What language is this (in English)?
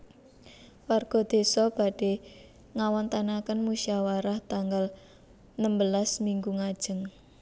Javanese